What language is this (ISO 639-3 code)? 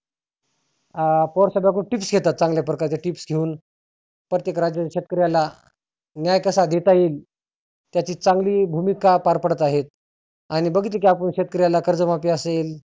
mar